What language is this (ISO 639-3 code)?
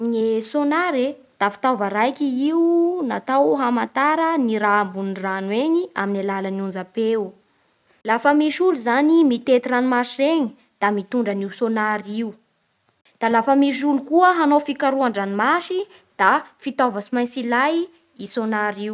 bhr